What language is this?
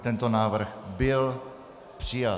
Czech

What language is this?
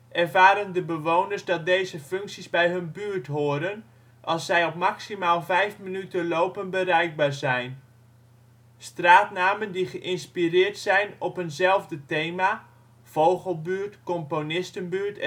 Dutch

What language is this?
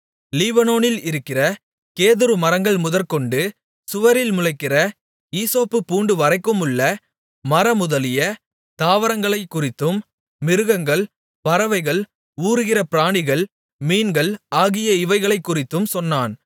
Tamil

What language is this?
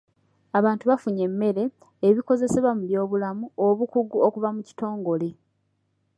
Ganda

